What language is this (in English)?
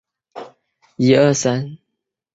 Chinese